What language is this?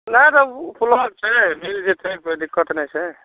Maithili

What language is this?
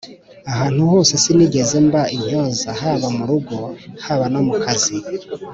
Kinyarwanda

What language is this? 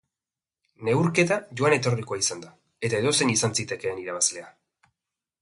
Basque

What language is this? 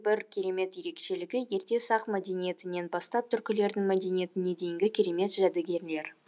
Kazakh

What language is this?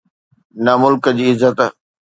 Sindhi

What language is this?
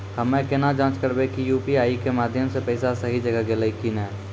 Maithili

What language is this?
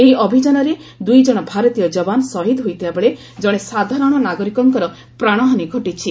Odia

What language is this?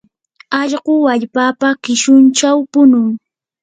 Yanahuanca Pasco Quechua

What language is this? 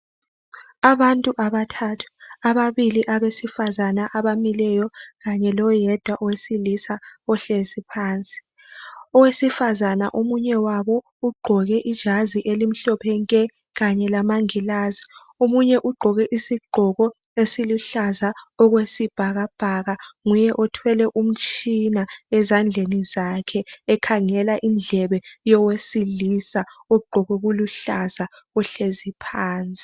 North Ndebele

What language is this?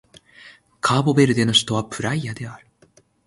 Japanese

